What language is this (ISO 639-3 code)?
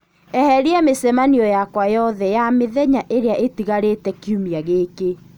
kik